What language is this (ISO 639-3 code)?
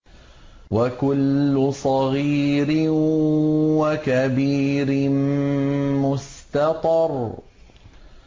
ara